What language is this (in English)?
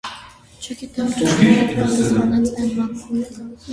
Armenian